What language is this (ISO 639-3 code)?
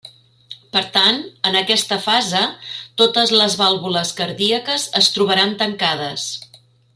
cat